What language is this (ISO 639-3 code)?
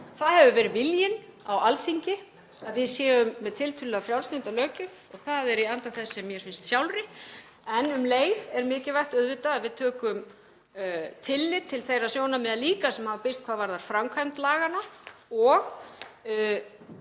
isl